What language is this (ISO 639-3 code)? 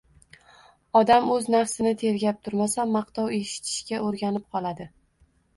uzb